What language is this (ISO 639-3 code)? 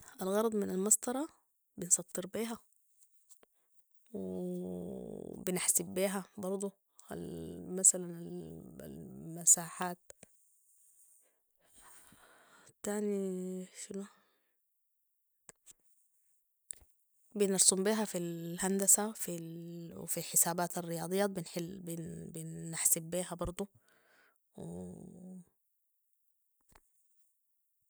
apd